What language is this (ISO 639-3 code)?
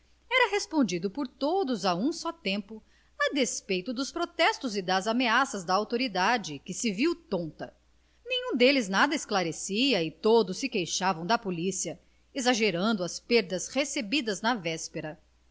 por